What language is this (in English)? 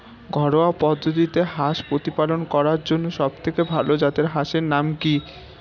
Bangla